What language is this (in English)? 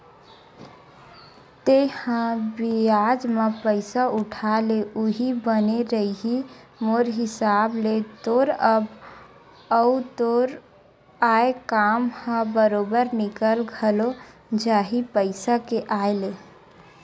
Chhattisgarhi